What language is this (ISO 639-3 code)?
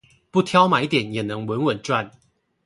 zho